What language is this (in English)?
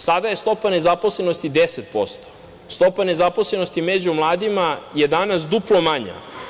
Serbian